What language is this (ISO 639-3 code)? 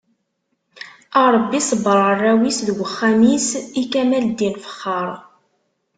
kab